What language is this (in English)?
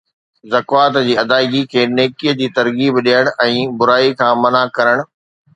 Sindhi